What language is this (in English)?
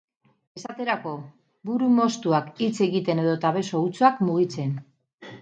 Basque